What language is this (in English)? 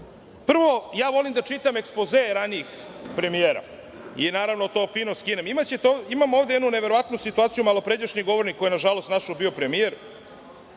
Serbian